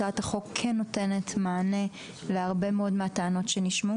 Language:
Hebrew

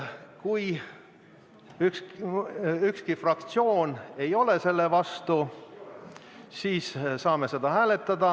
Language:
Estonian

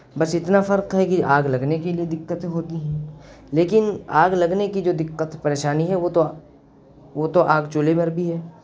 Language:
Urdu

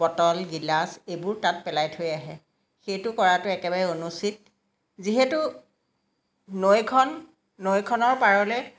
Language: Assamese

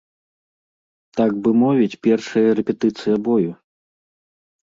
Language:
Belarusian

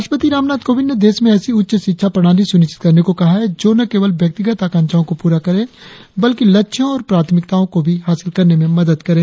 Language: Hindi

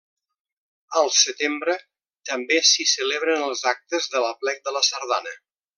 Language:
Catalan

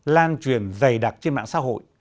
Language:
Vietnamese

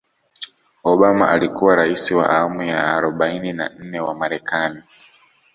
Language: Swahili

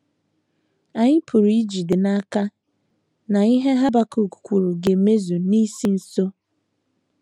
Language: Igbo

